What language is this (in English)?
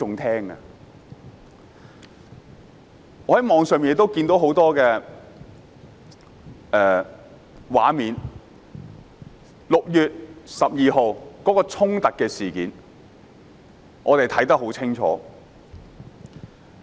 Cantonese